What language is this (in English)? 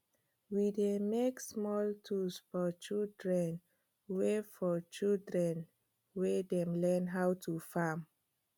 Nigerian Pidgin